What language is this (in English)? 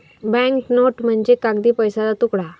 Marathi